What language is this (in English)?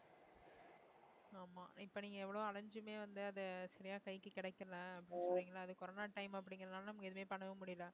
Tamil